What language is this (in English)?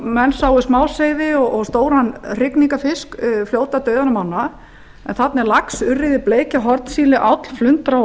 Icelandic